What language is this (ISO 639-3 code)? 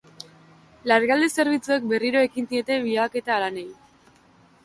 eus